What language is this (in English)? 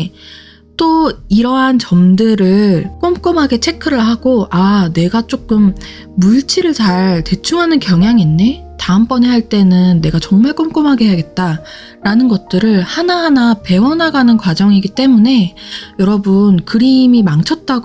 Korean